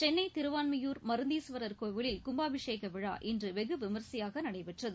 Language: Tamil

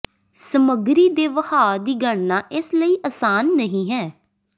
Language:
Punjabi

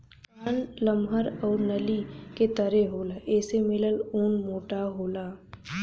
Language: Bhojpuri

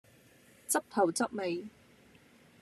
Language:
Cantonese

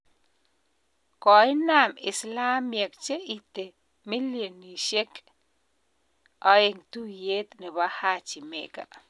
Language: Kalenjin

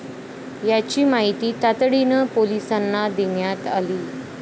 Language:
Marathi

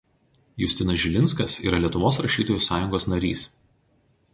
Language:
Lithuanian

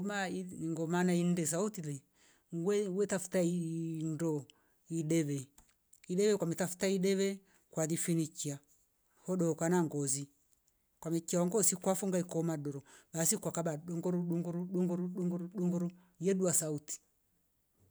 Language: Rombo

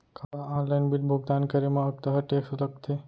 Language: Chhattisgarhi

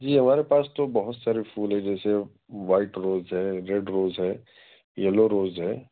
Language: Urdu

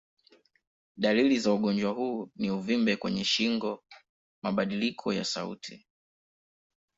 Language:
Swahili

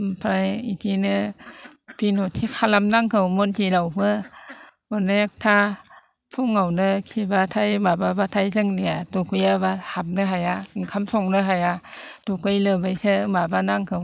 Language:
Bodo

